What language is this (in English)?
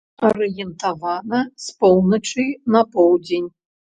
Belarusian